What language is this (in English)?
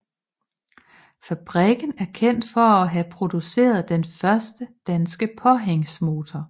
Danish